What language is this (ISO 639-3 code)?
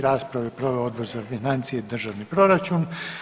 hrv